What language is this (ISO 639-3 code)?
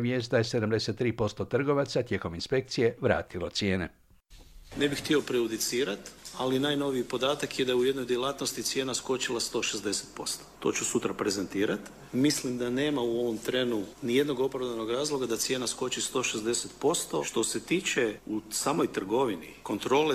hrv